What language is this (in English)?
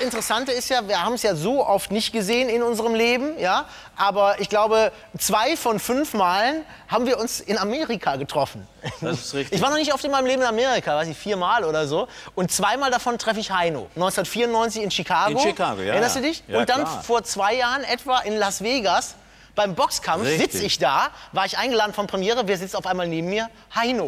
German